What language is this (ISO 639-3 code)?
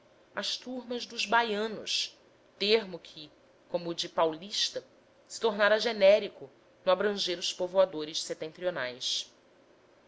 por